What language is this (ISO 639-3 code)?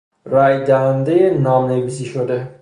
fas